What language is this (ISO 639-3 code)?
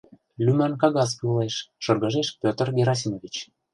chm